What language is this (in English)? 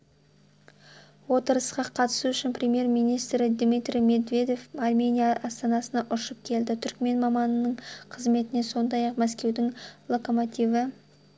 Kazakh